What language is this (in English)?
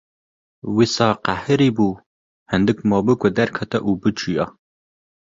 Kurdish